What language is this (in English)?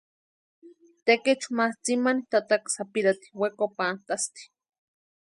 Western Highland Purepecha